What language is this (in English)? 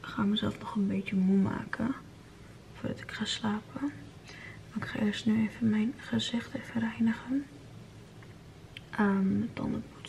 Dutch